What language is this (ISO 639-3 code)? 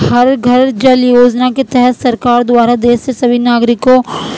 urd